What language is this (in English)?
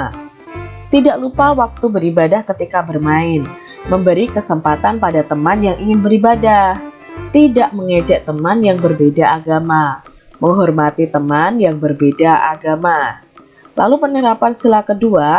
Indonesian